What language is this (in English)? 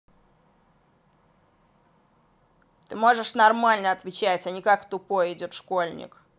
Russian